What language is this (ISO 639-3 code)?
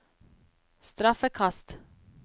nor